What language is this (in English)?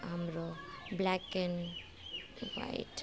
Nepali